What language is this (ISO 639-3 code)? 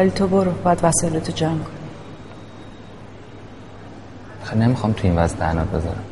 fas